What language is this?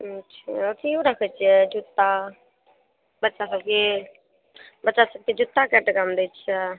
Maithili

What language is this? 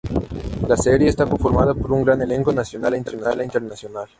Spanish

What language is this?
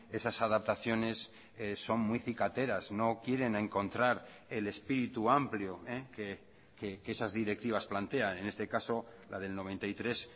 Spanish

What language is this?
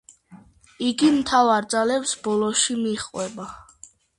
Georgian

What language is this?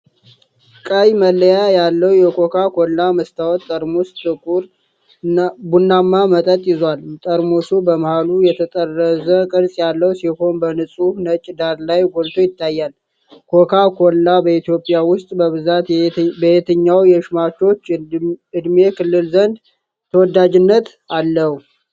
Amharic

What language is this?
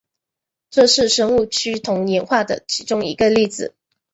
Chinese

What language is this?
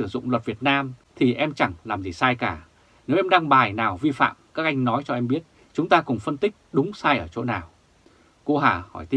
Vietnamese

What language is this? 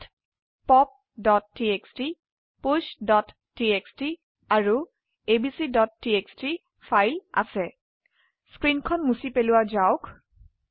Assamese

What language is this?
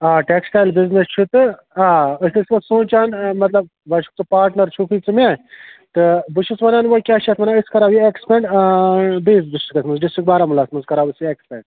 Kashmiri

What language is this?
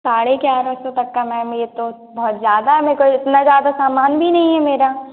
Hindi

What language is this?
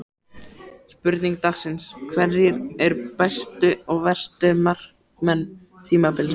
Icelandic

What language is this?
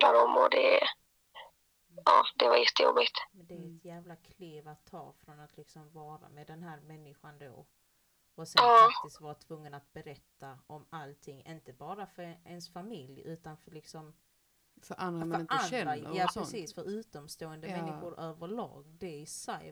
Swedish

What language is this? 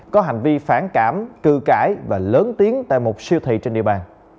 Vietnamese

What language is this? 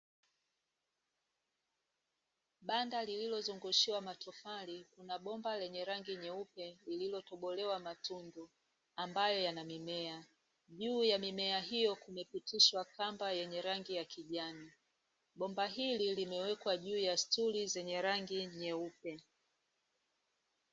Swahili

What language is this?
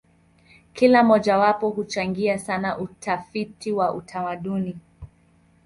Swahili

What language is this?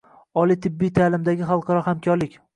Uzbek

